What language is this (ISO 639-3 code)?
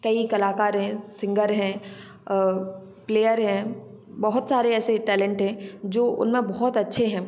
hin